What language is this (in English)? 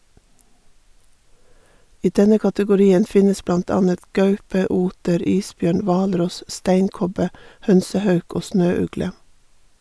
Norwegian